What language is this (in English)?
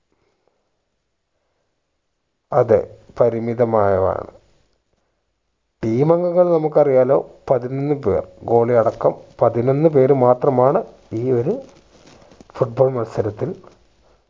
Malayalam